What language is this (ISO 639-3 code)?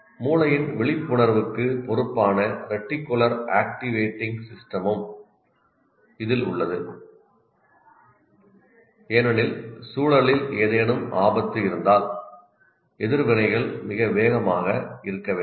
tam